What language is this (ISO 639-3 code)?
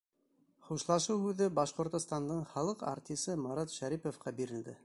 bak